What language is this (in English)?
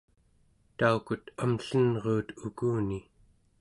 Central Yupik